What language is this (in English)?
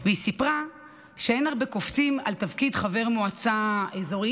Hebrew